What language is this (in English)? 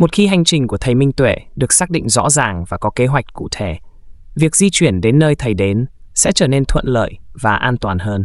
Vietnamese